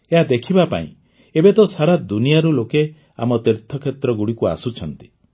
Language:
Odia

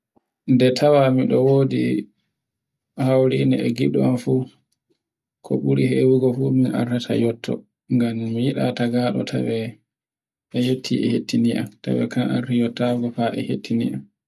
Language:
Borgu Fulfulde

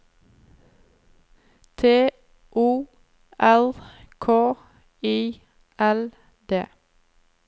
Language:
Norwegian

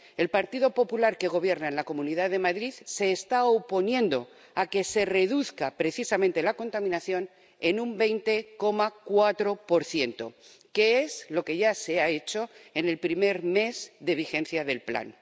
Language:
Spanish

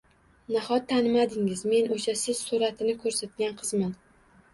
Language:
Uzbek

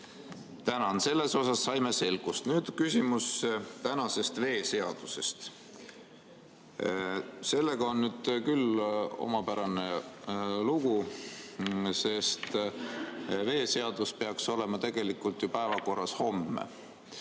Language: Estonian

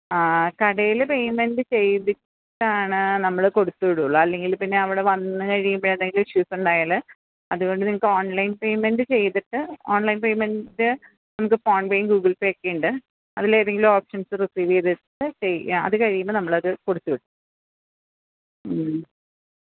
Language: Malayalam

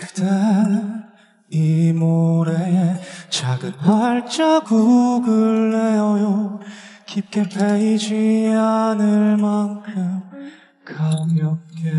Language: Korean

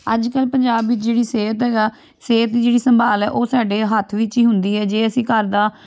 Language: Punjabi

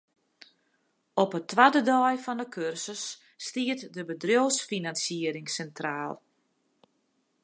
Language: Western Frisian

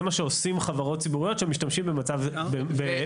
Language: Hebrew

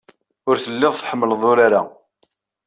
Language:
Kabyle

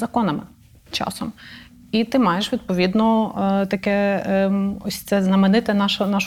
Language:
Ukrainian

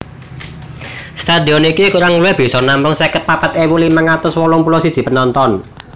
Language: Javanese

